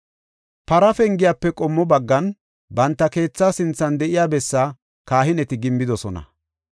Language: Gofa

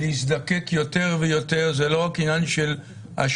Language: Hebrew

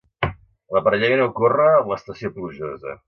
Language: Catalan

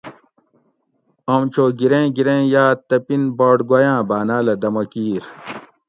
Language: Gawri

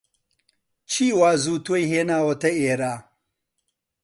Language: Central Kurdish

